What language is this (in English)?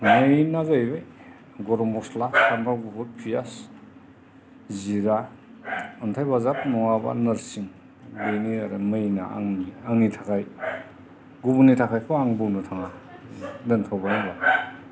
Bodo